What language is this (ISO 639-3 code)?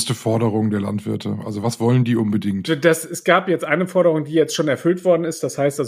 deu